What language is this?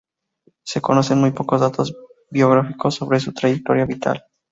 Spanish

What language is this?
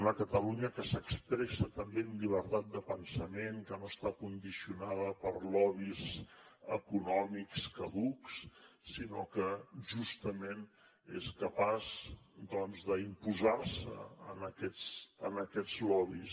Catalan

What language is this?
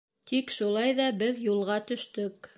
Bashkir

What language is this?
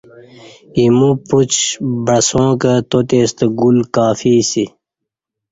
Kati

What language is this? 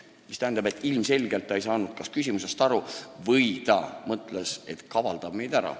Estonian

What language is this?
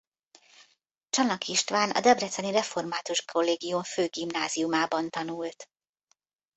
Hungarian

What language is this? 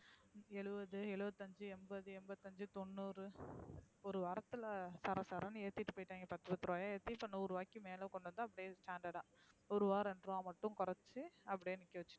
Tamil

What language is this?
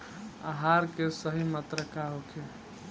Bhojpuri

